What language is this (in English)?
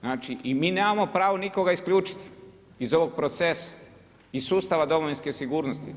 Croatian